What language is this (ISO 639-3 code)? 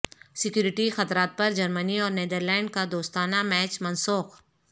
urd